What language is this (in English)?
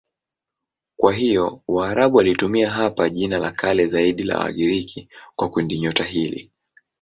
Swahili